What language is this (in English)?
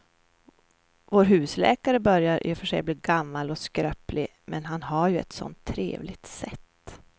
Swedish